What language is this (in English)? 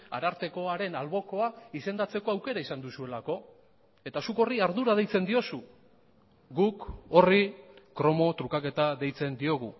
Basque